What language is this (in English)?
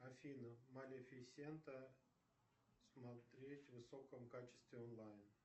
Russian